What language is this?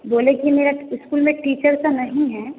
Hindi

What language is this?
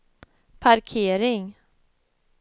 Swedish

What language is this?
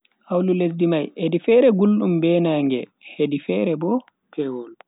Bagirmi Fulfulde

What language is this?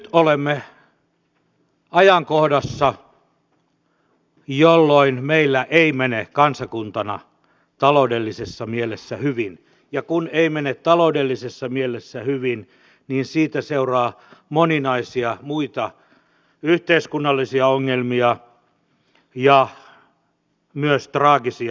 Finnish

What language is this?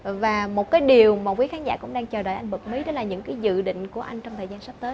Vietnamese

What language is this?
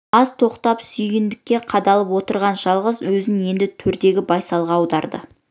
Kazakh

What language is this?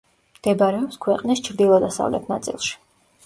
Georgian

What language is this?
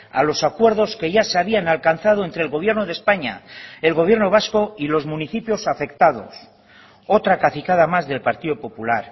Spanish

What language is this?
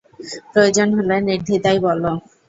Bangla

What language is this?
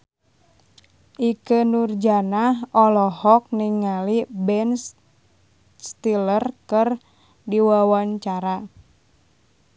Sundanese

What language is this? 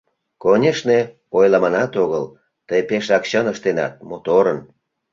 Mari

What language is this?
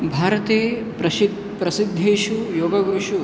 Sanskrit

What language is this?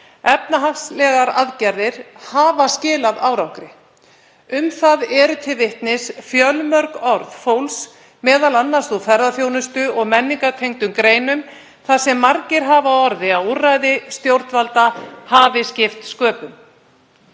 Icelandic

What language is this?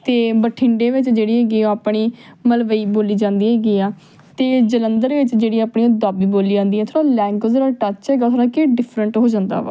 Punjabi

